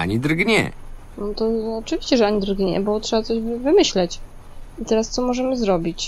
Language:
Polish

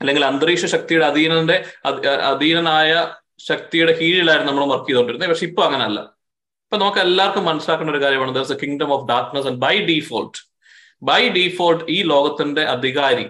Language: Malayalam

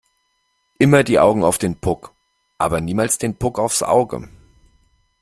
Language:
German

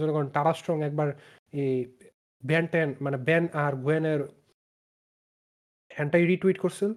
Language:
Bangla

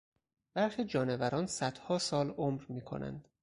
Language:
Persian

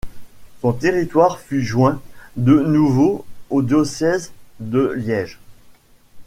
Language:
French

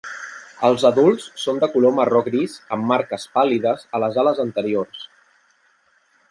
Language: Catalan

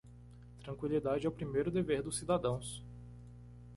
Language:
Portuguese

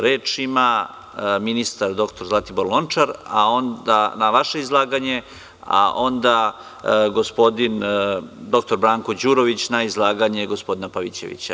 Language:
Serbian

